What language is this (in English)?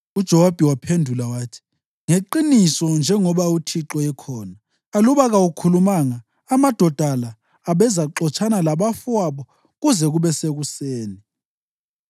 North Ndebele